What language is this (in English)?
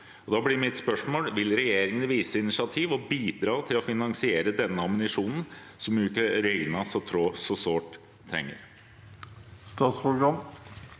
Norwegian